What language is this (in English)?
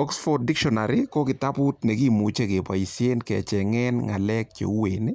Kalenjin